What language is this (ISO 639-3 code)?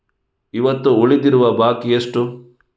kan